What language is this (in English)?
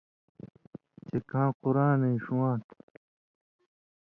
Indus Kohistani